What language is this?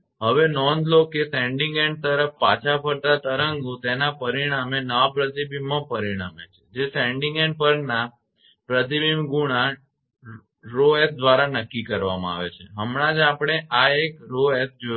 Gujarati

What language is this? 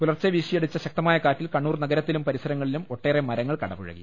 Malayalam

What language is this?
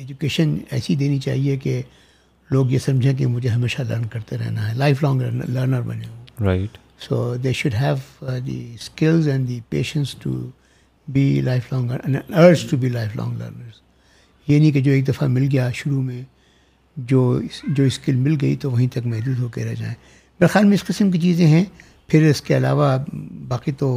Urdu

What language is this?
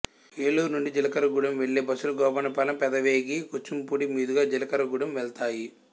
Telugu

